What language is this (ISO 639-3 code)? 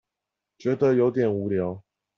zho